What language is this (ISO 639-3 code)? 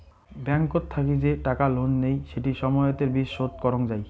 ben